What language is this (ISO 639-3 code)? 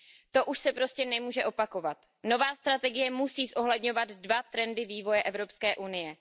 ces